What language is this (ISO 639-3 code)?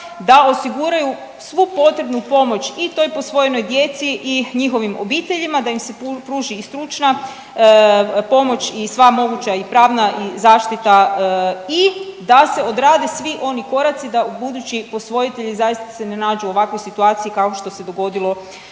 hrv